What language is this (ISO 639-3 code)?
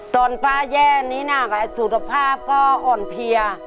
tha